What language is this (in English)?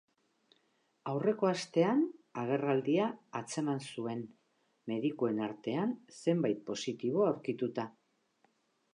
Basque